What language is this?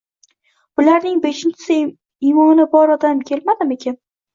Uzbek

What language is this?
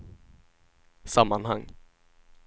Swedish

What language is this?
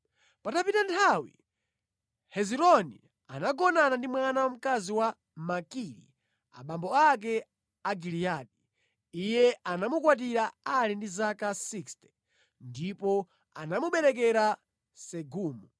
Nyanja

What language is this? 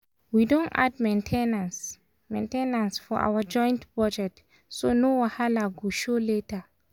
Nigerian Pidgin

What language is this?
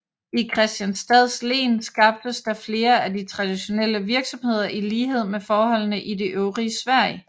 Danish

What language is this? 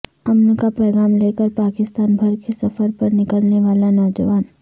Urdu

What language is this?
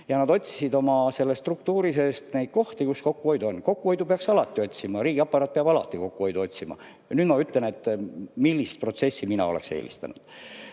Estonian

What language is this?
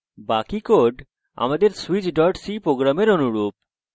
Bangla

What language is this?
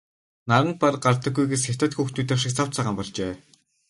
Mongolian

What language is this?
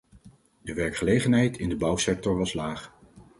Dutch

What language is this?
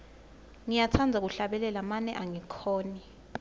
Swati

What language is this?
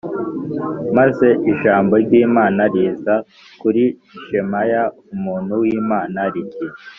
Kinyarwanda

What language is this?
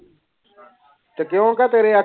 Punjabi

